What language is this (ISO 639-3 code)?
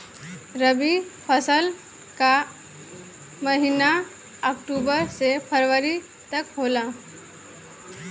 bho